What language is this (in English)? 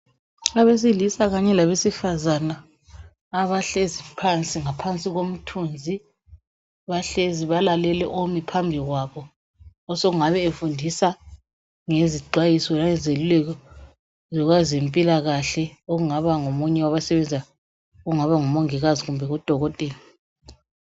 North Ndebele